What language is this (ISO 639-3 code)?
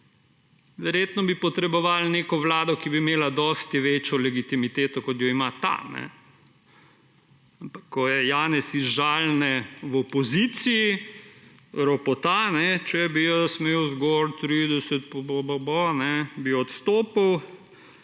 slv